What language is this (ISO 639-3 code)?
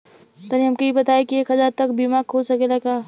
bho